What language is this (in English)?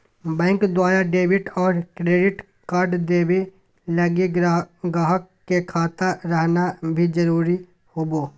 Magahi